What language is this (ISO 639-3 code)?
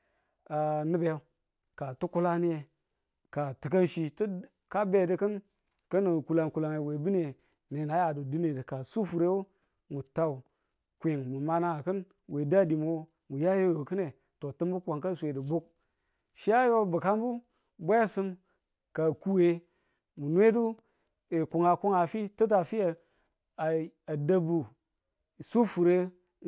tul